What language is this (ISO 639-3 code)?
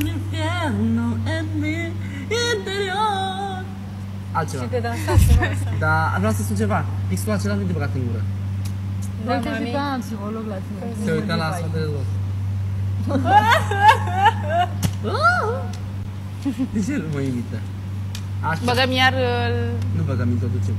ron